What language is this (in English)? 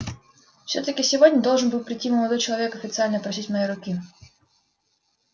Russian